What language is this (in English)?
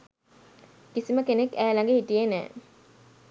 Sinhala